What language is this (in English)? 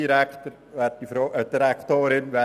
Swiss German